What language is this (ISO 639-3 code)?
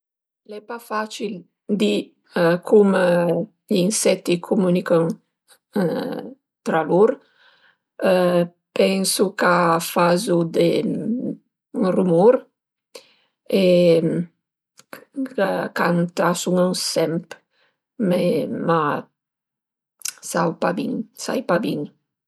pms